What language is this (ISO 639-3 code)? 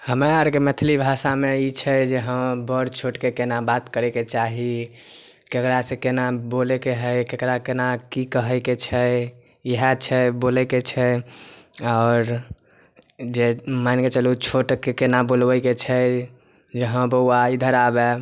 mai